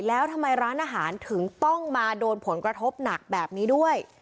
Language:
Thai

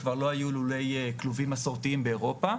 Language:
Hebrew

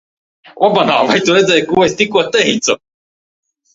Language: Latvian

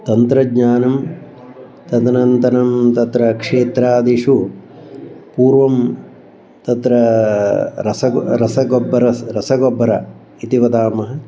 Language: Sanskrit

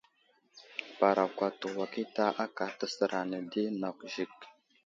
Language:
Wuzlam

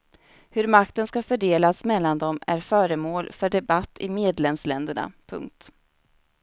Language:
Swedish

